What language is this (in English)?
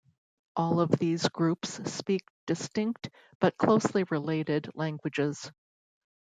English